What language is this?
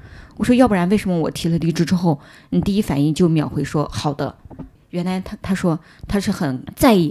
Chinese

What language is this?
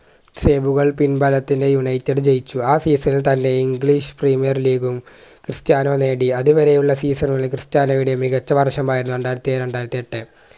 Malayalam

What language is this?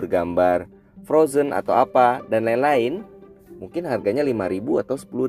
Indonesian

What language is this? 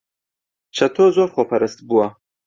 Central Kurdish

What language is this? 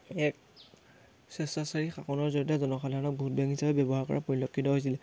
Assamese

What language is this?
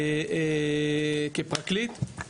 Hebrew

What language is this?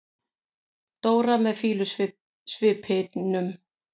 Icelandic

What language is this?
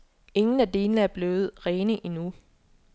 Danish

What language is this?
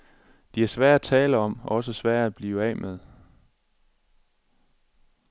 Danish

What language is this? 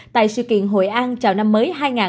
Vietnamese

